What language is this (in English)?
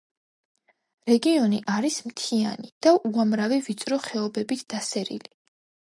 Georgian